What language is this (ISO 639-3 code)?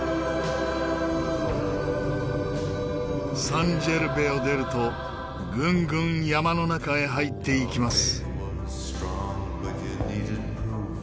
jpn